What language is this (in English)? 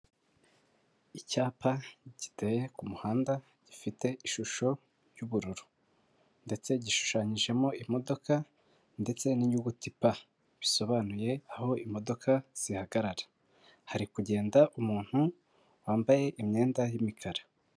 Kinyarwanda